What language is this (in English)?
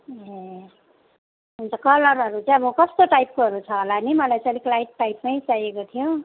Nepali